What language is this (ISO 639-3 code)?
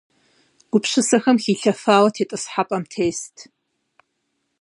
kbd